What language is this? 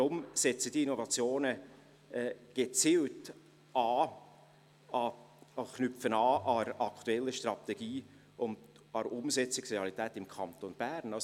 Swiss German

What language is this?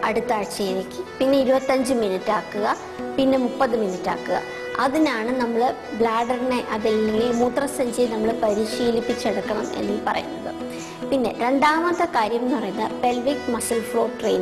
Thai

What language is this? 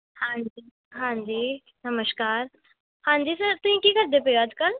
Punjabi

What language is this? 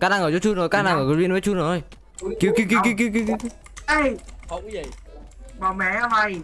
Vietnamese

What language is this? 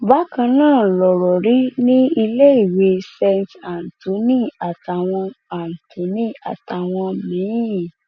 Yoruba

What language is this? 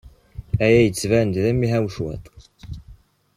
Kabyle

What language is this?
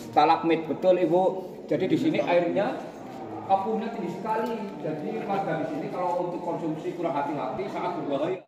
Indonesian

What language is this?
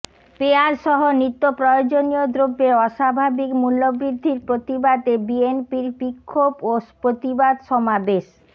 Bangla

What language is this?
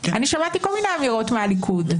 Hebrew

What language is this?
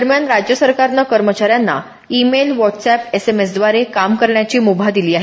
Marathi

